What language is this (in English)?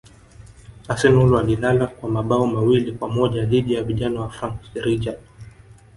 Swahili